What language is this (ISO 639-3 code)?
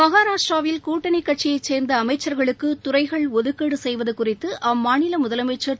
tam